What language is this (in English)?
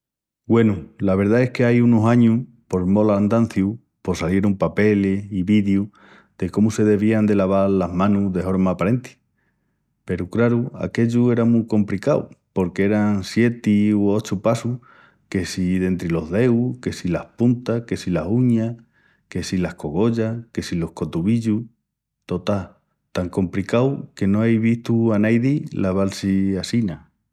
Extremaduran